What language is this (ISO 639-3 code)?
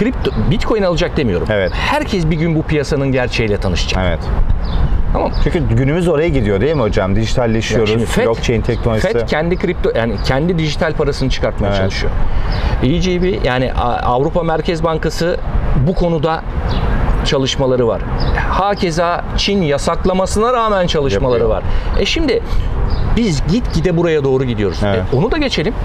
tur